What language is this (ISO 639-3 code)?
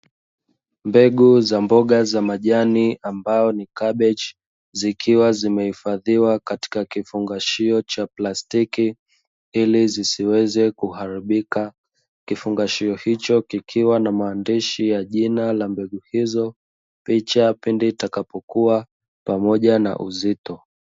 swa